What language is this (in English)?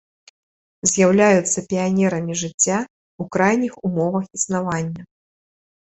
Belarusian